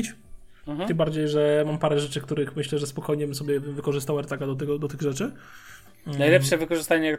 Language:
Polish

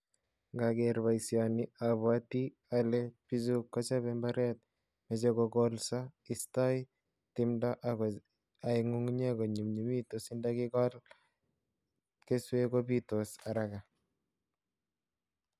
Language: Kalenjin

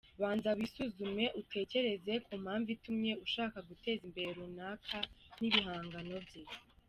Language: Kinyarwanda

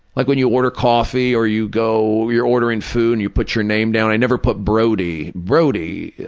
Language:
English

